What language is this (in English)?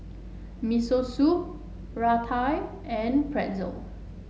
English